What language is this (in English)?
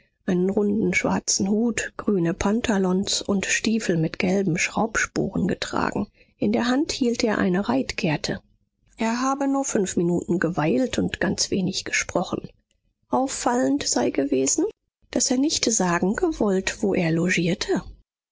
German